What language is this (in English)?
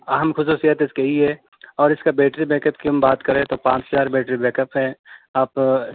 Urdu